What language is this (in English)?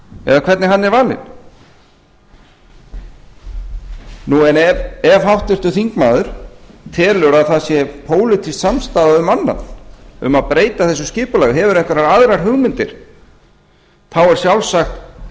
Icelandic